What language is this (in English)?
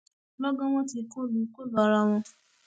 Yoruba